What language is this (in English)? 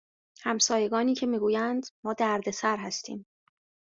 Persian